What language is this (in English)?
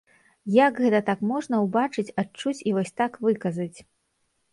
Belarusian